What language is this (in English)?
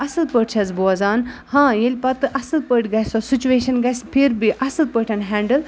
Kashmiri